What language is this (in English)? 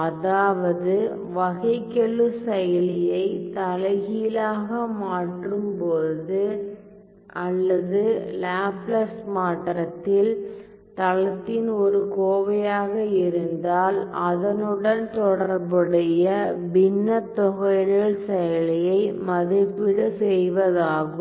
Tamil